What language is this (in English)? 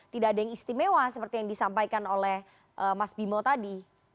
Indonesian